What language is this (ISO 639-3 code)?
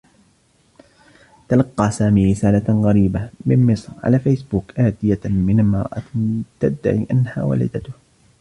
ara